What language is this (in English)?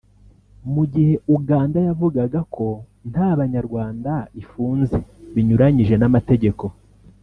Kinyarwanda